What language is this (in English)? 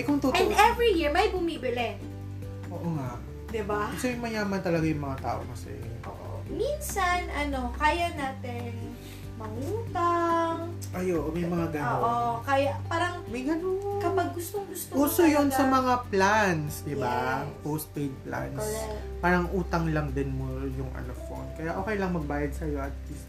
Filipino